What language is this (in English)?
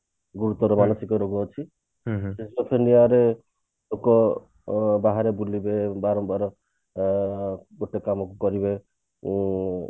Odia